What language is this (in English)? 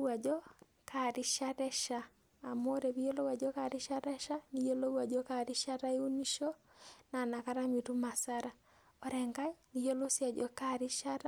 Masai